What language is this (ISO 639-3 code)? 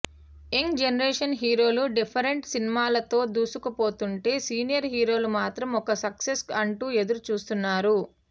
tel